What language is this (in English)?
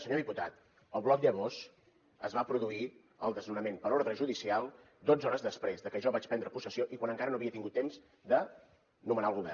Catalan